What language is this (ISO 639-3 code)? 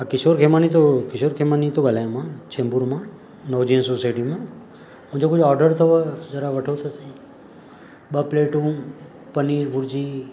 snd